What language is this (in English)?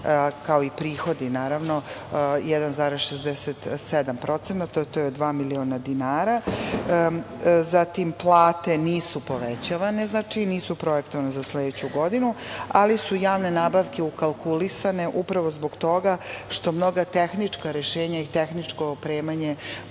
Serbian